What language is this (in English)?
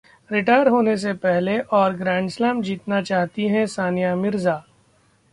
Hindi